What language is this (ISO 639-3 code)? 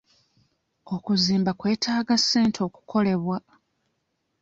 lug